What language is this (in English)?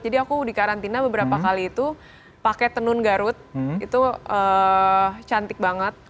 Indonesian